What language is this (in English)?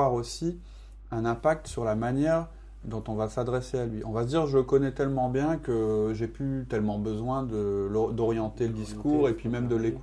French